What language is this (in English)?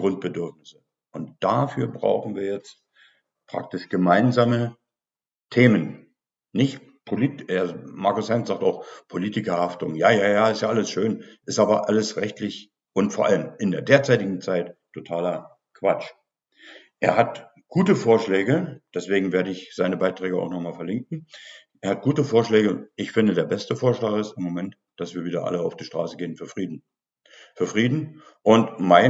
German